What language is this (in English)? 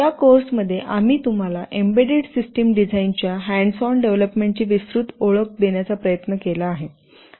Marathi